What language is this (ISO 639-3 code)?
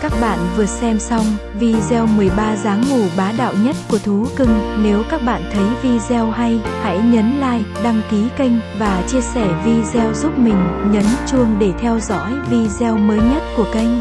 vie